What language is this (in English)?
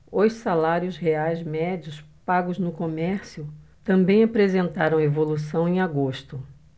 Portuguese